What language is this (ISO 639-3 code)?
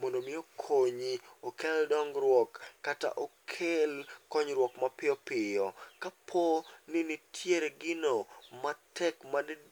luo